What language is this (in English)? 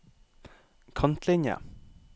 Norwegian